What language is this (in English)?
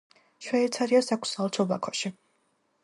Georgian